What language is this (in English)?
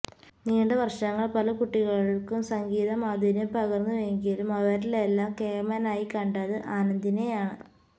Malayalam